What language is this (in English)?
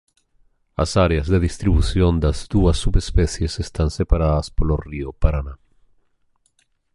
Galician